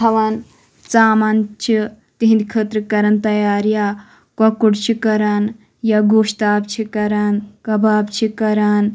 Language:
Kashmiri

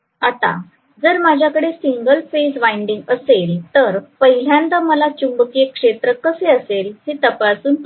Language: Marathi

